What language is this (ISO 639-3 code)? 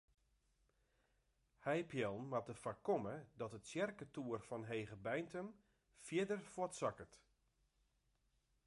fry